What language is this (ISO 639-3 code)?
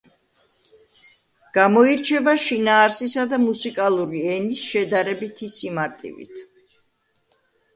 kat